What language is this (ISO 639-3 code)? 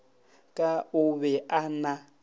nso